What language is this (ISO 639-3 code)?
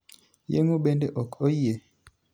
luo